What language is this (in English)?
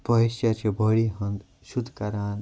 Kashmiri